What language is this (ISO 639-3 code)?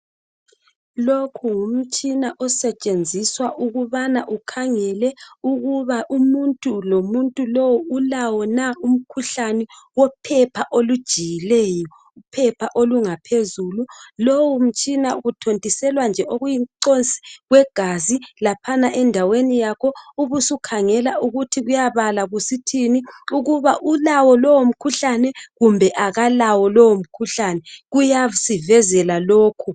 nde